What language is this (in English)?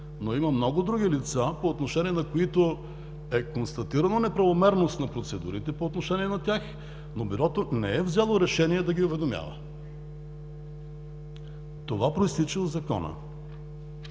Bulgarian